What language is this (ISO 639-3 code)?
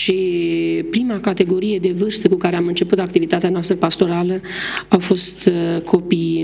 ron